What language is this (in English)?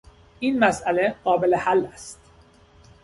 Persian